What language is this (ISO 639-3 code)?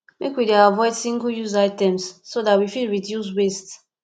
pcm